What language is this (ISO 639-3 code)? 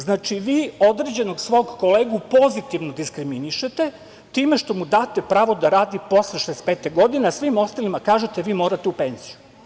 srp